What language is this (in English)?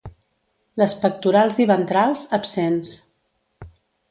Catalan